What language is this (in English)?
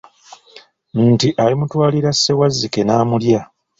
Ganda